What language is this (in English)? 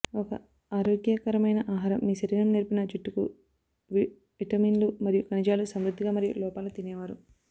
Telugu